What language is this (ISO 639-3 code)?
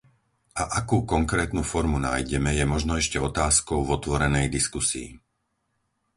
slk